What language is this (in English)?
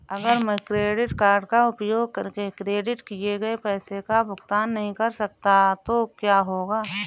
Hindi